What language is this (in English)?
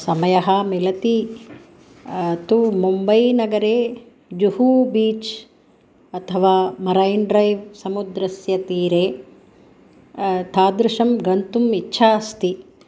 Sanskrit